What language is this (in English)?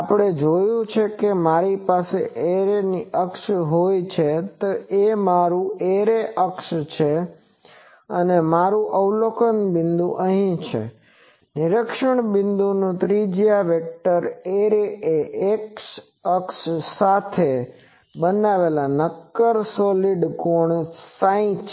Gujarati